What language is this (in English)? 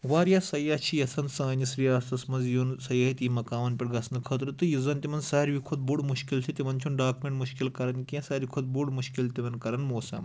Kashmiri